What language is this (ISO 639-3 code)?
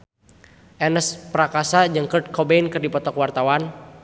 sun